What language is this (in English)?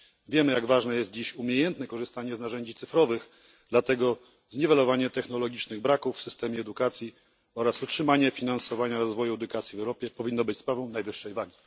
Polish